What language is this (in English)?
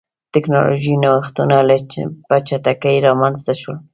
Pashto